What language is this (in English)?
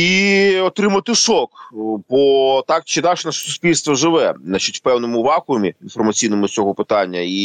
Ukrainian